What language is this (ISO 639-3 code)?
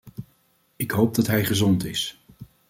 nld